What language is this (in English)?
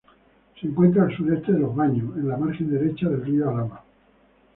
Spanish